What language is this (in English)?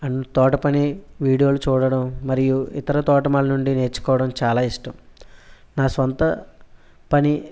Telugu